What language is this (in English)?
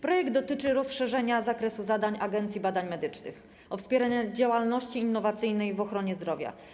Polish